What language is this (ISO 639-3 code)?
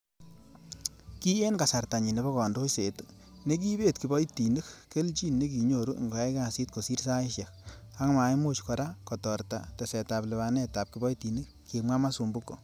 kln